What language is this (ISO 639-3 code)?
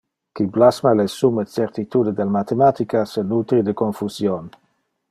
ina